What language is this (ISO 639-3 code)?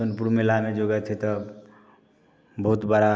hin